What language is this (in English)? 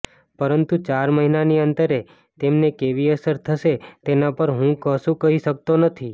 Gujarati